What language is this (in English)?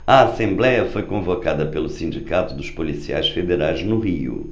Portuguese